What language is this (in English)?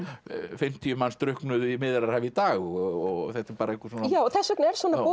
Icelandic